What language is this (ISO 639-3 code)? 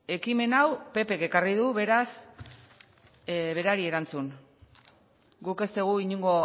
eus